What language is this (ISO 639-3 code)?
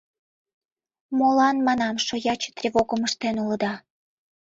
chm